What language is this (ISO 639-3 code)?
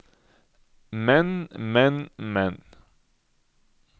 nor